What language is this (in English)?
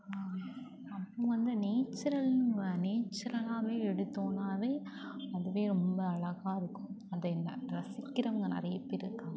Tamil